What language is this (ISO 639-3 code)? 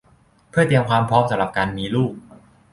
tha